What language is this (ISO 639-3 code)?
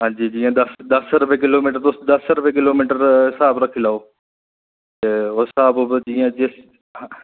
doi